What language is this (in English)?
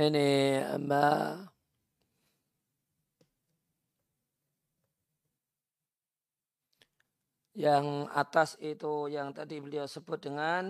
Indonesian